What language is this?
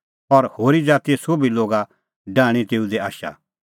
Kullu Pahari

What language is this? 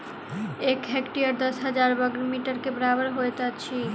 Maithili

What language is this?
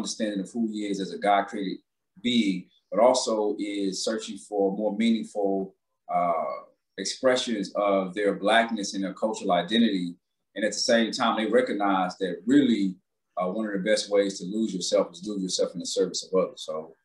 English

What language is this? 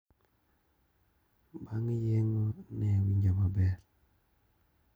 Luo (Kenya and Tanzania)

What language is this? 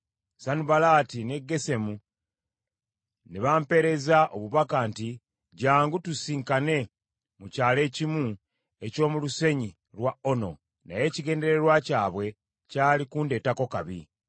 Ganda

